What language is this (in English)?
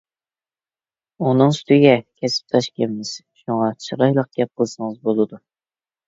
Uyghur